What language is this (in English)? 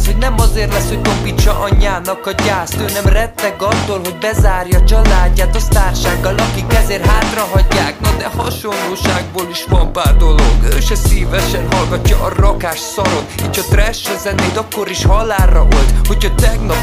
Hungarian